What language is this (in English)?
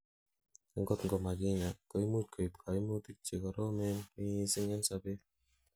Kalenjin